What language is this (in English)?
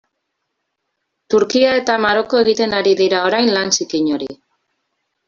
Basque